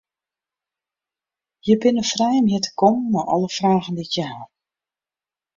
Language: Western Frisian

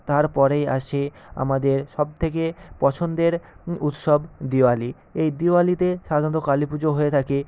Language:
Bangla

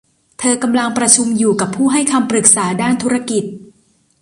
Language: Thai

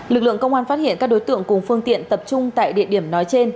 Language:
Vietnamese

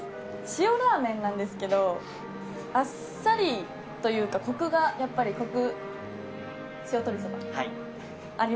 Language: Japanese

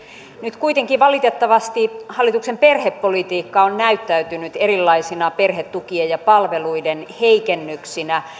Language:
Finnish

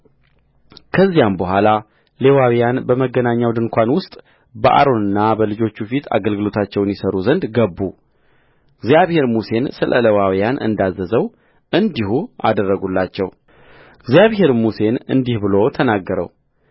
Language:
Amharic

